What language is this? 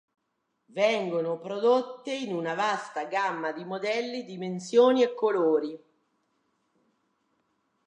Italian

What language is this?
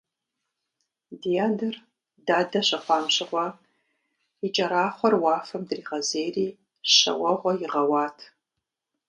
Kabardian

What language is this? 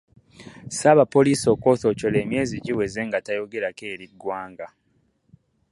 Ganda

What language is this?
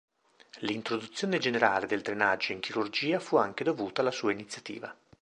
Italian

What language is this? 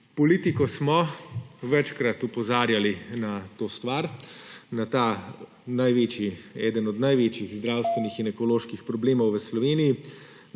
Slovenian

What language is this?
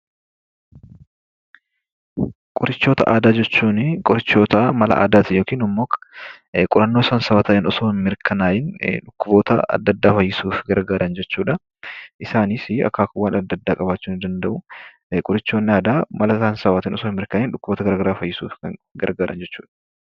Oromo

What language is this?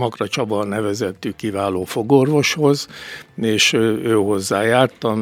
Hungarian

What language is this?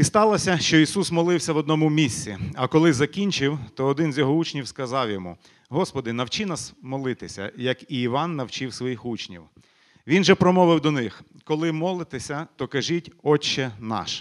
Ukrainian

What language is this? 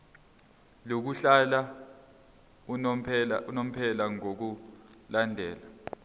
Zulu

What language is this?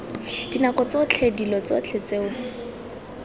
Tswana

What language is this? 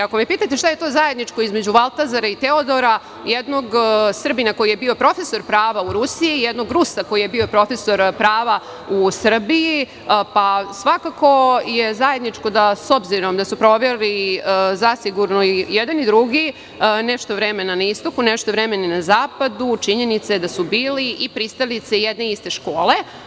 Serbian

